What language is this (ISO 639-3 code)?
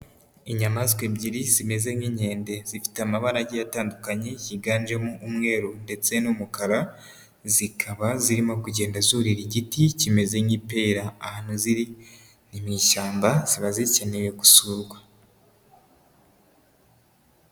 kin